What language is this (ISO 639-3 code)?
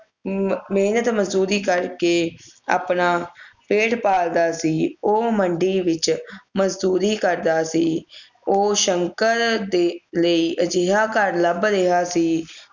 pan